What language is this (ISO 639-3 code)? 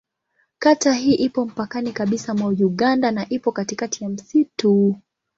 swa